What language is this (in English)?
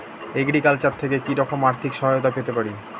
Bangla